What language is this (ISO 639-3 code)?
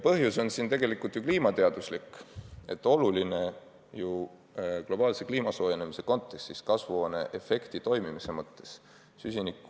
est